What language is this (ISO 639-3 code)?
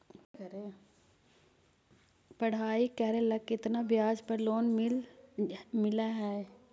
mag